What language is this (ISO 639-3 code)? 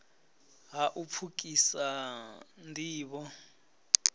ven